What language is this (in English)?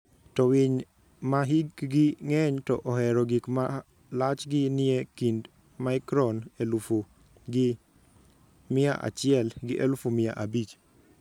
Luo (Kenya and Tanzania)